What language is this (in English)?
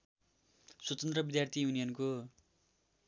Nepali